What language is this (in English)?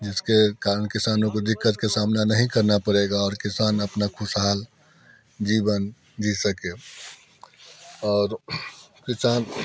Hindi